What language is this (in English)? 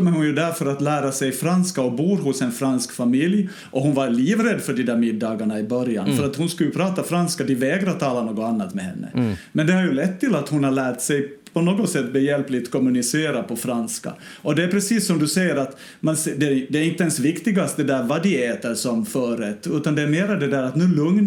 Swedish